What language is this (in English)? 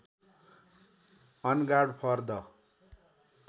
Nepali